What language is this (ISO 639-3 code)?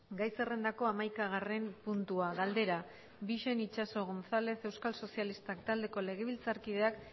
eus